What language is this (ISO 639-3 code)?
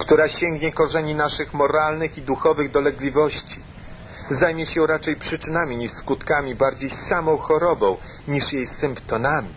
pol